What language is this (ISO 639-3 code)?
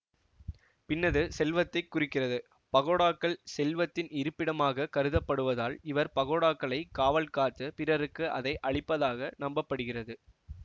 tam